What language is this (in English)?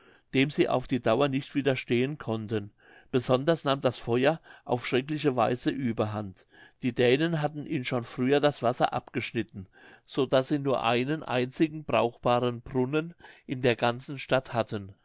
German